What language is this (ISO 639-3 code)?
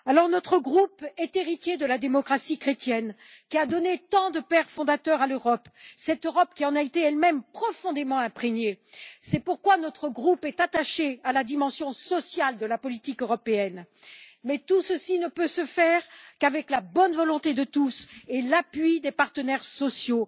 fra